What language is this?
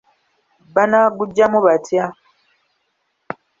Ganda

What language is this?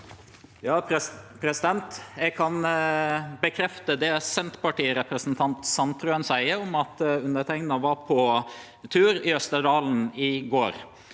Norwegian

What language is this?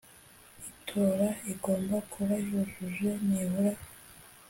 Kinyarwanda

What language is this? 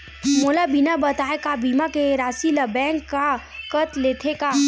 Chhattisgarhi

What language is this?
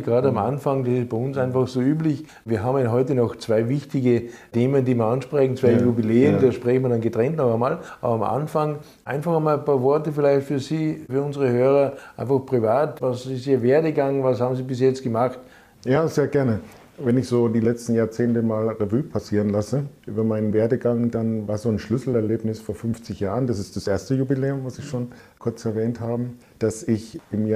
German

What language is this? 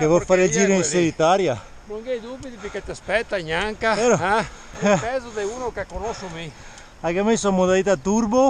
Italian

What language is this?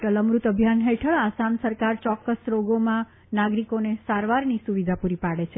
Gujarati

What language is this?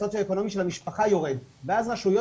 Hebrew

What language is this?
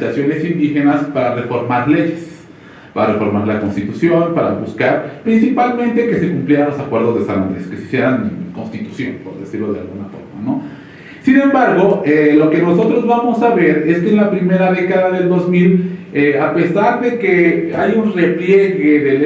Spanish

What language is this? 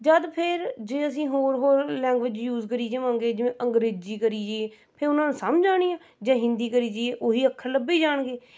Punjabi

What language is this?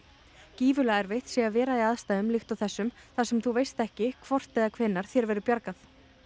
Icelandic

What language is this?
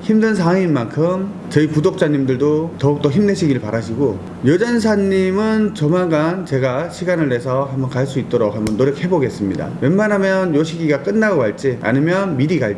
Korean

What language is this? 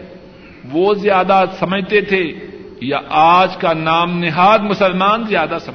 Urdu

